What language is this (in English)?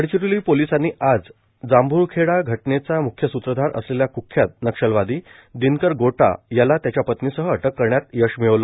Marathi